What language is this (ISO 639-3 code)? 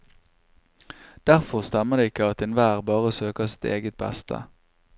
nor